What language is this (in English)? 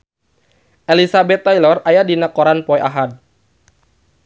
Sundanese